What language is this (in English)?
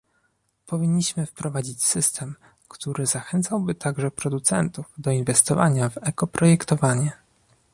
Polish